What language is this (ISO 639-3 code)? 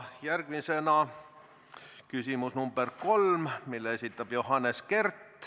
est